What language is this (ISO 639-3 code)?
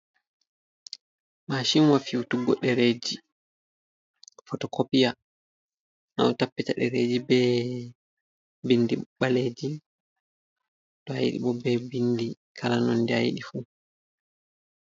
ful